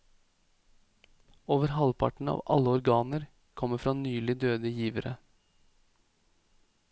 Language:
Norwegian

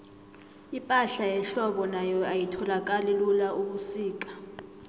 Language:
South Ndebele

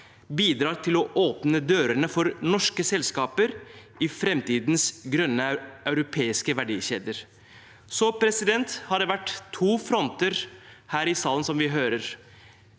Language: Norwegian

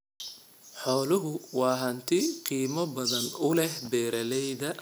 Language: Somali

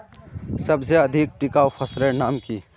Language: Magahi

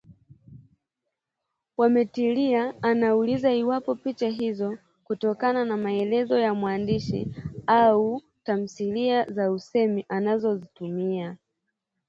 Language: Swahili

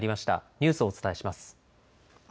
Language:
Japanese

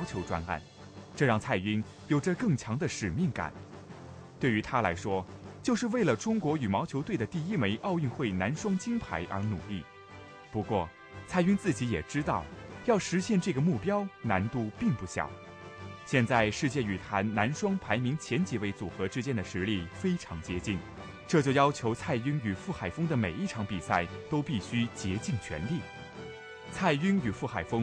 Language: Chinese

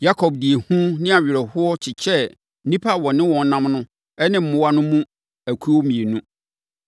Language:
Akan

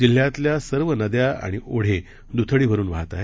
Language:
Marathi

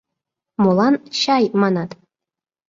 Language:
Mari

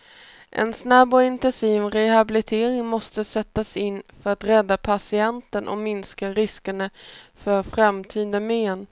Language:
Swedish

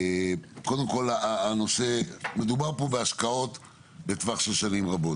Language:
Hebrew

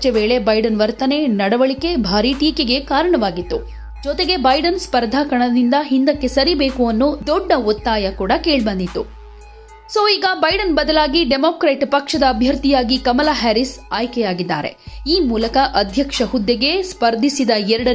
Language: Kannada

